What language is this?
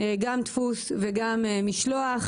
Hebrew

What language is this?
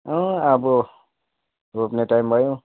Nepali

